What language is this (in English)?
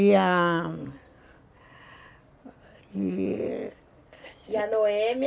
Portuguese